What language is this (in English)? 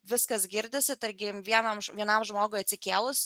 Lithuanian